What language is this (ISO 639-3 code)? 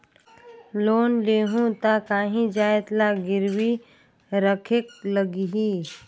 hne